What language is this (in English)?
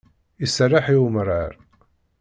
Kabyle